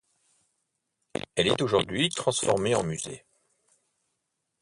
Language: French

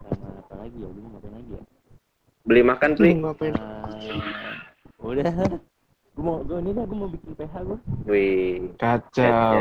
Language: Indonesian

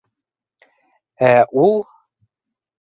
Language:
Bashkir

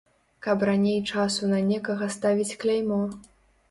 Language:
Belarusian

